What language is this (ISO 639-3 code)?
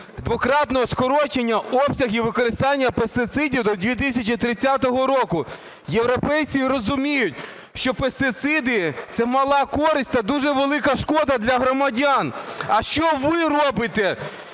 ukr